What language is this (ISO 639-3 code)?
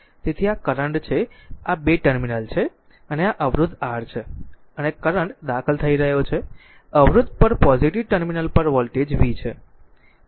guj